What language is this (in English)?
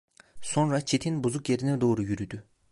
Turkish